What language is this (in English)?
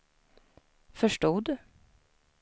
Swedish